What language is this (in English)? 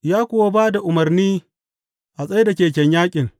Hausa